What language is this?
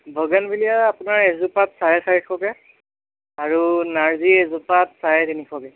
Assamese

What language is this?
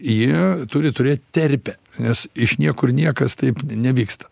Lithuanian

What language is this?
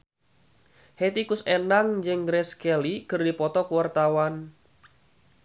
Sundanese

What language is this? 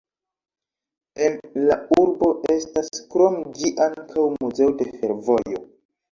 Esperanto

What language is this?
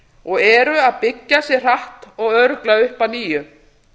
Icelandic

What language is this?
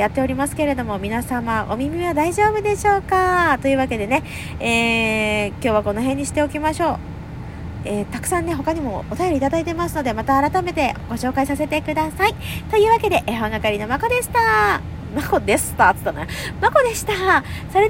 Japanese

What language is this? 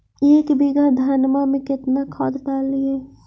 Magahi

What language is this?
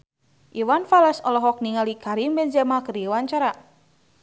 Sundanese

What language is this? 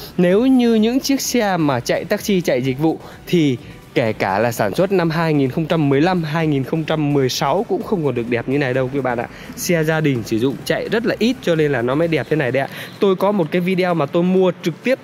Vietnamese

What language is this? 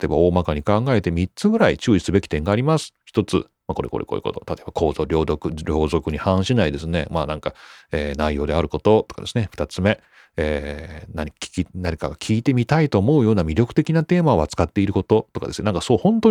Japanese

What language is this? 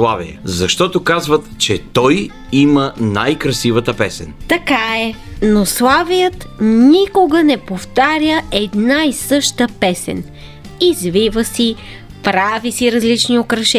Bulgarian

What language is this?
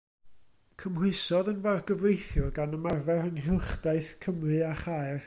Welsh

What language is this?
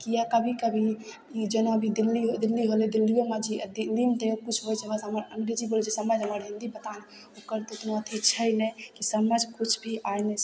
Maithili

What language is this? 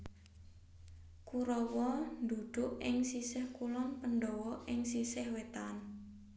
Javanese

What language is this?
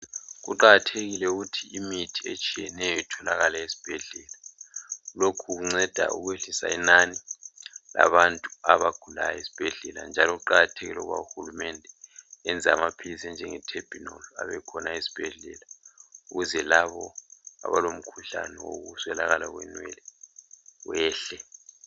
North Ndebele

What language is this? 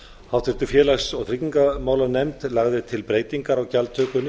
Icelandic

